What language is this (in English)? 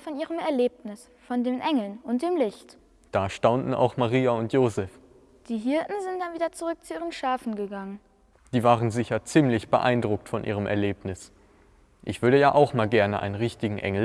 German